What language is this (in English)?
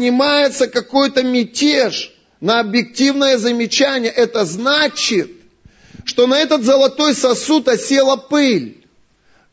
Russian